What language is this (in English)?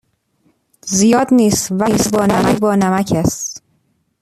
Persian